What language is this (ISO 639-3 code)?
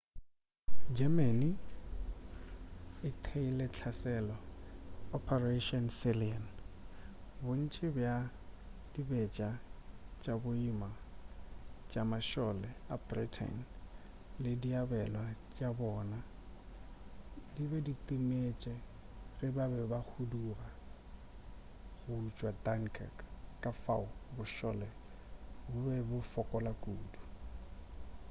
nso